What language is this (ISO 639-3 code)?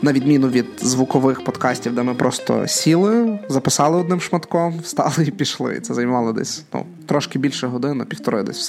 ukr